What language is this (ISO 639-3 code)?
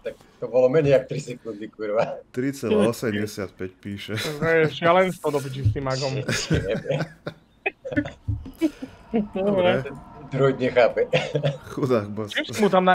slk